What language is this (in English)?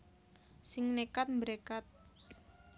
Javanese